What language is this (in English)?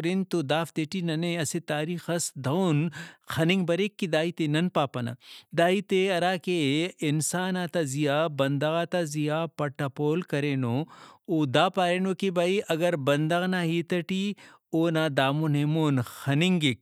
Brahui